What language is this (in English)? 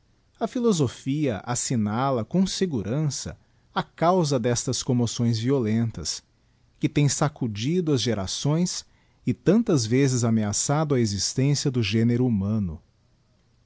Portuguese